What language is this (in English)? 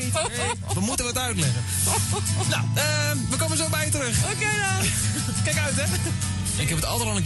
Dutch